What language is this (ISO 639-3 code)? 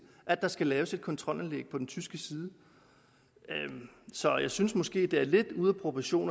dan